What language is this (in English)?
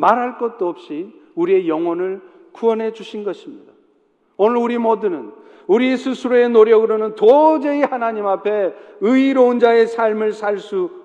Korean